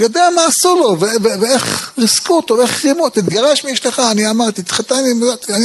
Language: Hebrew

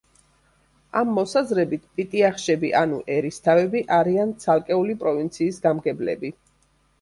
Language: Georgian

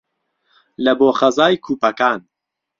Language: Central Kurdish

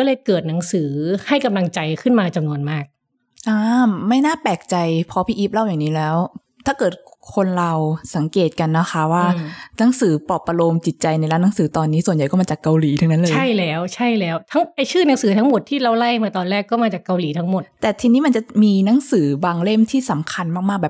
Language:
Thai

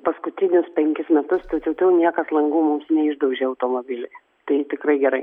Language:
Lithuanian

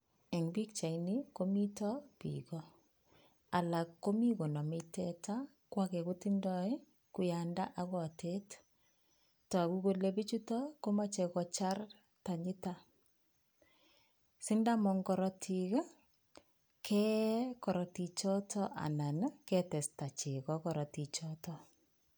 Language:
Kalenjin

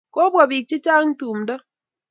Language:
Kalenjin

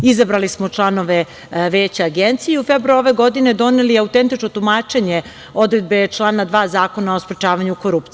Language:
Serbian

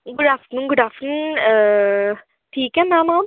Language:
Dogri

